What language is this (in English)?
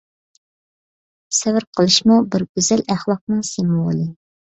Uyghur